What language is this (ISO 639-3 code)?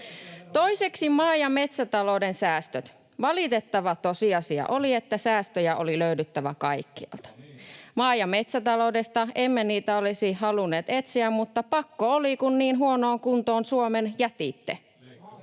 fin